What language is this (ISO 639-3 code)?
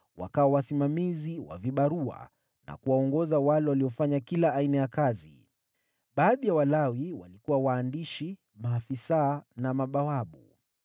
swa